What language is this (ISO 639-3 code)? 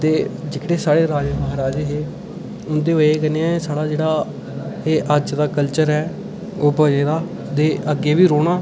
doi